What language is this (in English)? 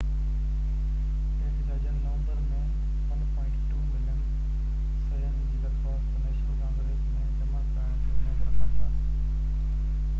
Sindhi